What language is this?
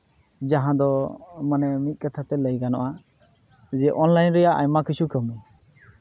Santali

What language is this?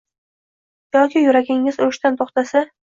Uzbek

